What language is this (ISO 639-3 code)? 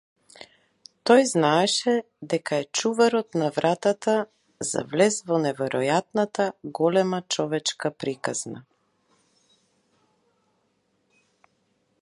mkd